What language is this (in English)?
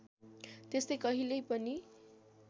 Nepali